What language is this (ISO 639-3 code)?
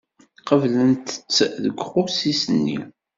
kab